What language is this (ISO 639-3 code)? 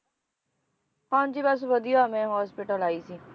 pan